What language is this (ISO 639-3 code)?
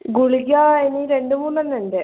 mal